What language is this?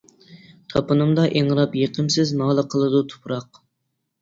Uyghur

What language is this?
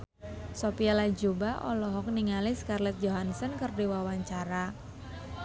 Sundanese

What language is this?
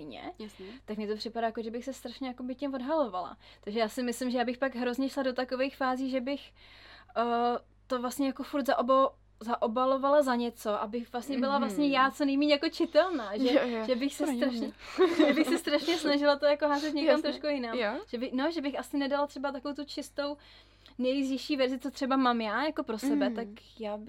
Czech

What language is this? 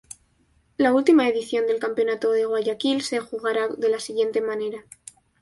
Spanish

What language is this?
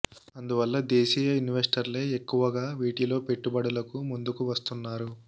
Telugu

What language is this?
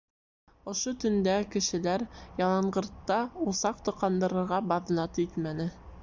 Bashkir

